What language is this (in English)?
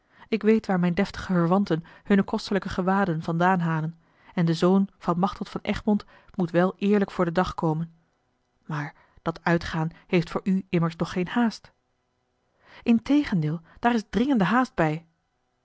Dutch